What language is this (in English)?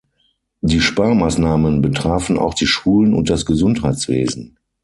German